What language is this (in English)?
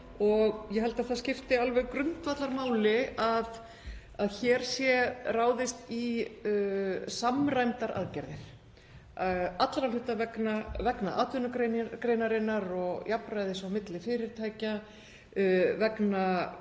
Icelandic